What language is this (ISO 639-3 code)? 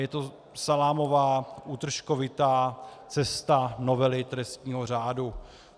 ces